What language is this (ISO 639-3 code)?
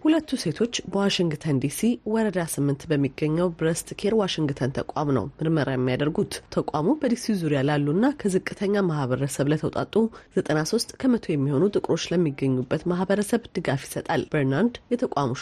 amh